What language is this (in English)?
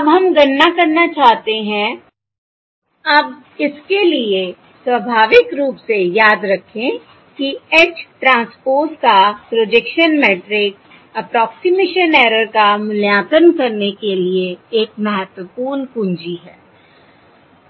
Hindi